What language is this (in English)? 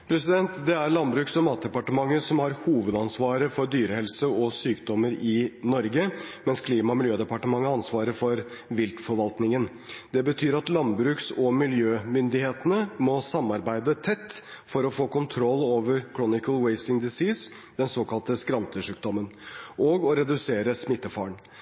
Norwegian